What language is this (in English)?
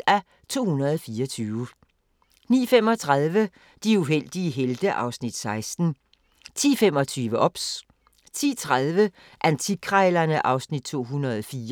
Danish